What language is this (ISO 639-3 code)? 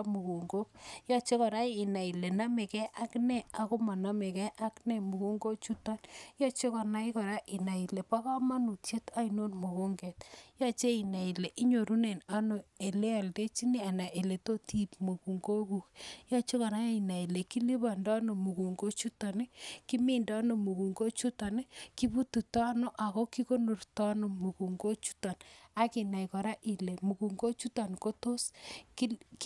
kln